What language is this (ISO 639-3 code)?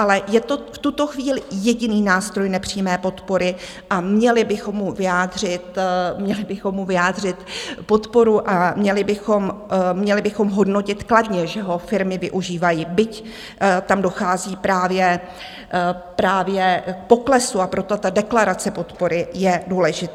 ces